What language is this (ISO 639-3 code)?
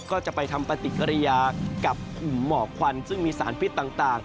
tha